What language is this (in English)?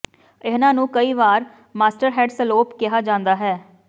Punjabi